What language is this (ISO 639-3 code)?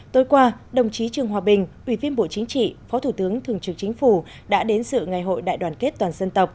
vie